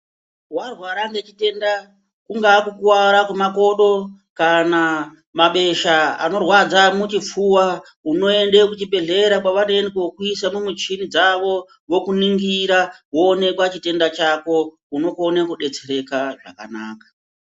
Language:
Ndau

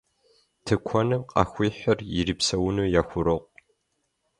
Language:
Kabardian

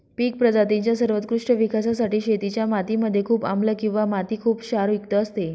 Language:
Marathi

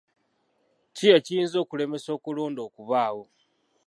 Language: Ganda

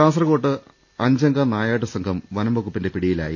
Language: Malayalam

